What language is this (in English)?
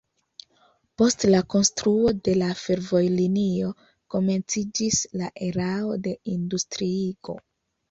Esperanto